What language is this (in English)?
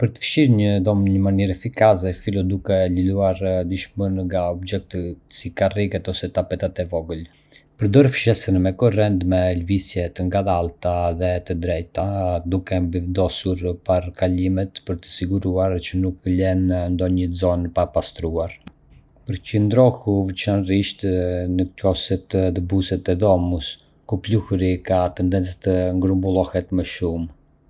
Arbëreshë Albanian